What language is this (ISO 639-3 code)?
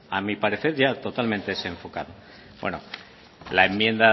spa